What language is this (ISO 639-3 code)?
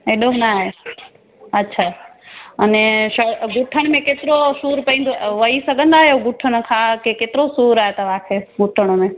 snd